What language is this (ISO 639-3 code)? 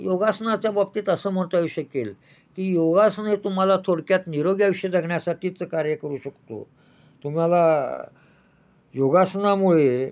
mar